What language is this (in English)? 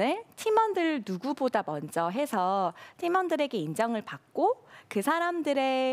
Korean